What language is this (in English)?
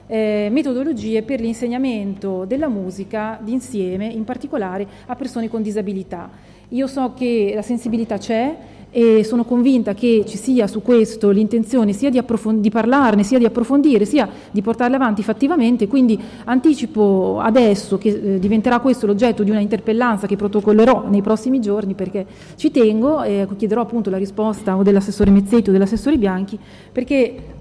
Italian